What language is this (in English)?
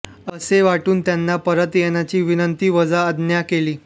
Marathi